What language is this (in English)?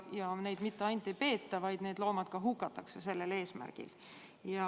Estonian